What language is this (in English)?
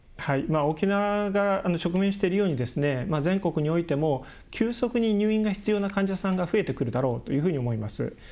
Japanese